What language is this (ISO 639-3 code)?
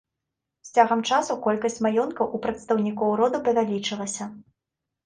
bel